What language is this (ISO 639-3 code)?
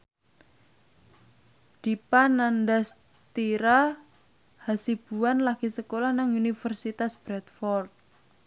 jav